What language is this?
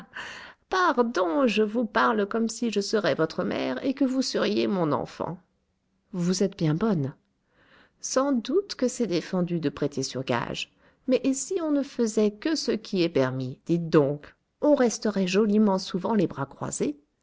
French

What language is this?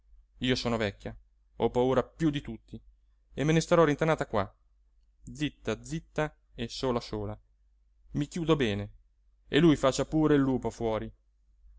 Italian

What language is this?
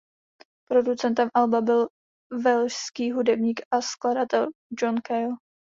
Czech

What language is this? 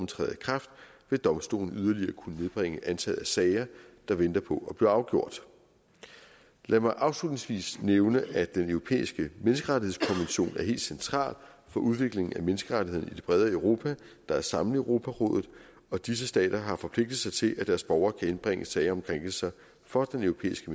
Danish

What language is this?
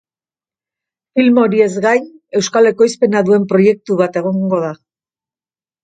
Basque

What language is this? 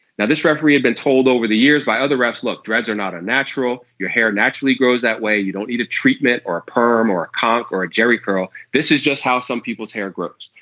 English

